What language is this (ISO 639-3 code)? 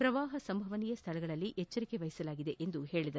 kan